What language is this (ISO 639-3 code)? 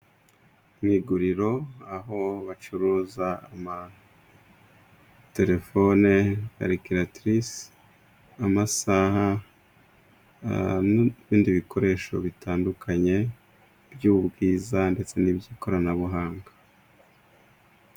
kin